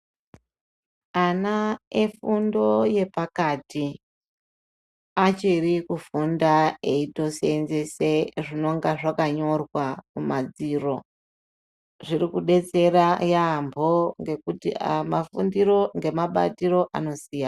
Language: Ndau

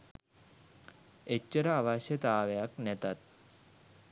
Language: Sinhala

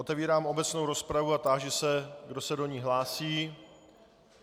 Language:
Czech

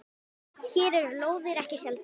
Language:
Icelandic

